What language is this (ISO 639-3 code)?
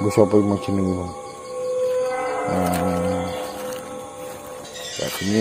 ind